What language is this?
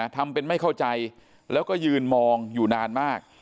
Thai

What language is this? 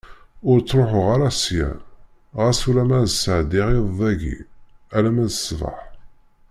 Kabyle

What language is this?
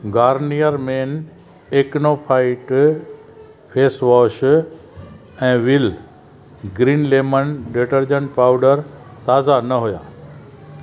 Sindhi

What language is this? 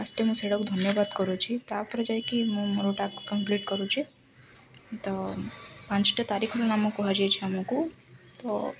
Odia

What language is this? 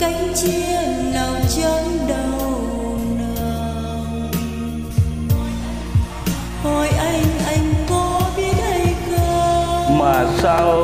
Vietnamese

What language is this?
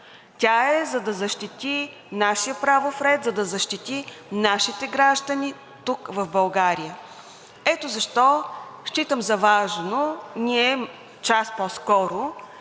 Bulgarian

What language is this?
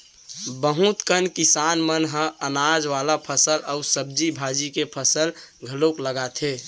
Chhattisgarhi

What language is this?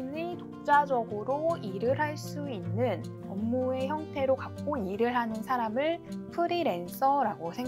Korean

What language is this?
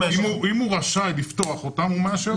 Hebrew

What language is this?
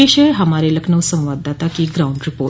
Hindi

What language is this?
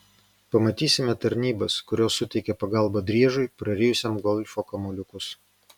Lithuanian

